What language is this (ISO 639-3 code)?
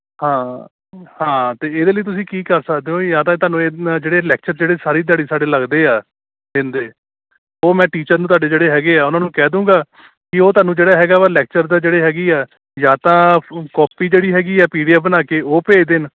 pan